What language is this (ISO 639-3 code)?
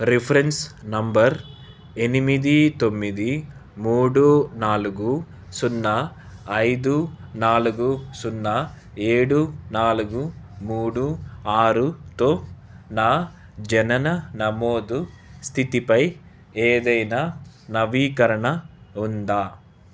tel